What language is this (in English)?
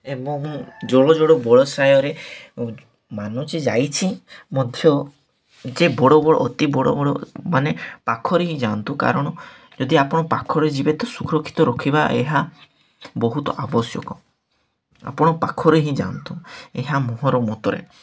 Odia